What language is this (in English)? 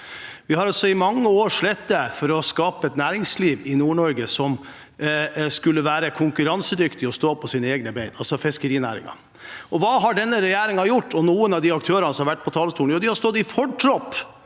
Norwegian